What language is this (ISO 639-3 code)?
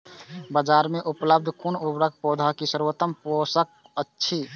mai